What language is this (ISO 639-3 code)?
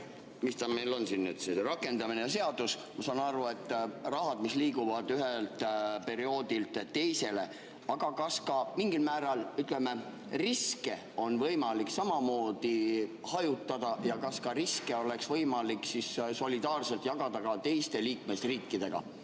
est